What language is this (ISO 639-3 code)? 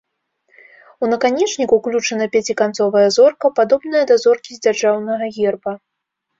bel